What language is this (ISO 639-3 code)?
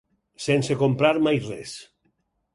cat